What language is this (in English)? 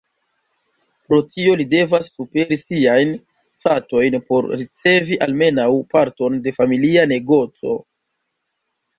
Esperanto